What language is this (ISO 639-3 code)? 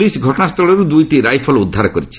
ori